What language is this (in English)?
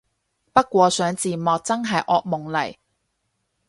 Cantonese